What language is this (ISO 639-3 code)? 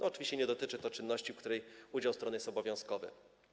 pol